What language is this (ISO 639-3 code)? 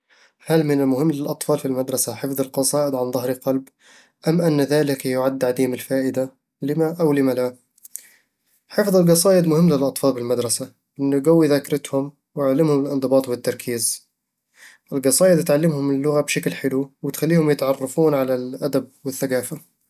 avl